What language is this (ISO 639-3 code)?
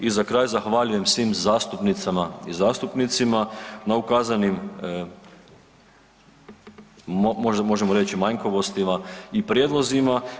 hrv